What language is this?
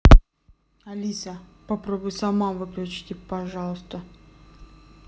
Russian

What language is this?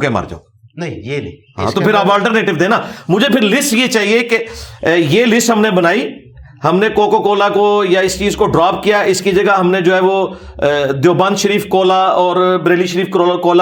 Urdu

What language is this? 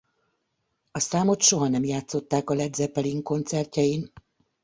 Hungarian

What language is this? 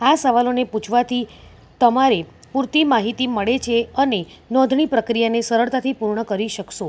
Gujarati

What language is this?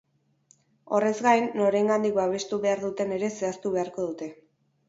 Basque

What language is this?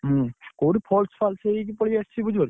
Odia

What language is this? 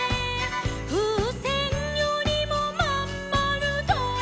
Japanese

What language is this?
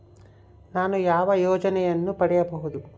Kannada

